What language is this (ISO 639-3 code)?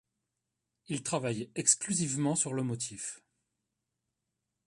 fra